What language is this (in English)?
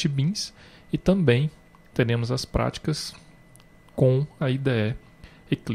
Portuguese